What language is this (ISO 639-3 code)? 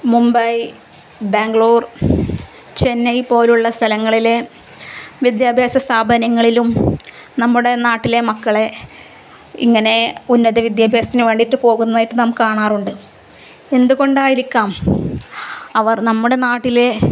mal